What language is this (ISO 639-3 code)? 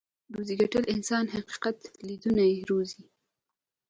pus